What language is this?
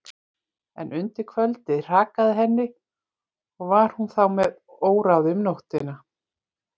Icelandic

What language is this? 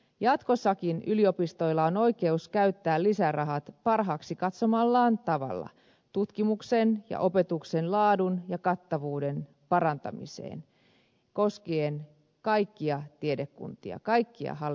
Finnish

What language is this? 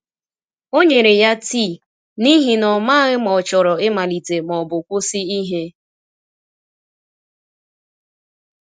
Igbo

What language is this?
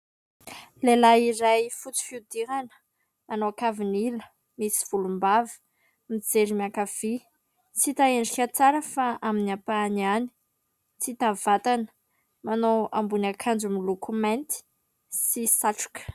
Malagasy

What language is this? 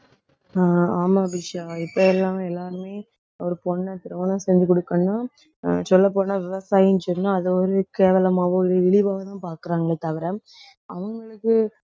Tamil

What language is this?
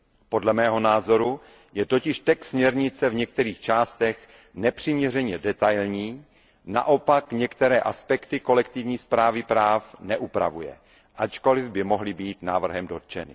Czech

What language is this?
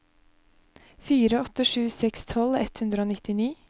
Norwegian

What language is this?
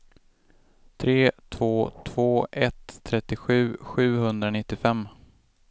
Swedish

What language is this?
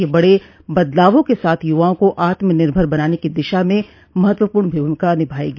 Hindi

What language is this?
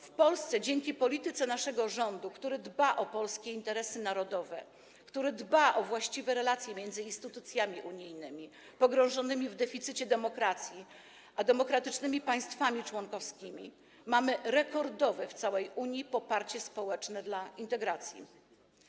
Polish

